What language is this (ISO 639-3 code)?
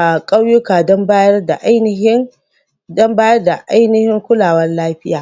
hau